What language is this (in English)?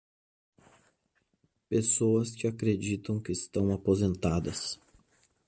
Portuguese